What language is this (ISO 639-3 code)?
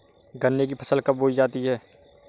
hin